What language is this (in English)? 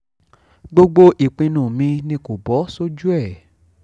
Yoruba